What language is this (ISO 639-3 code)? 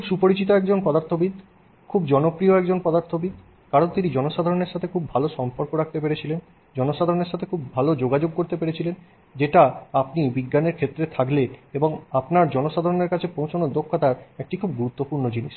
ben